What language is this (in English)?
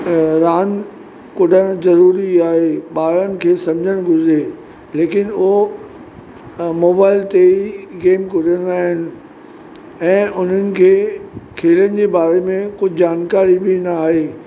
Sindhi